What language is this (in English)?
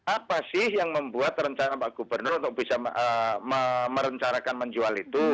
Indonesian